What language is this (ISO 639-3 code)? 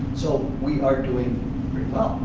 eng